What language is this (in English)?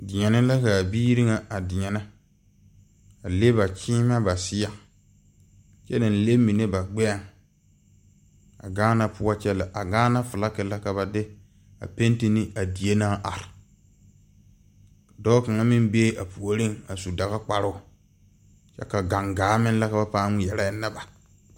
Southern Dagaare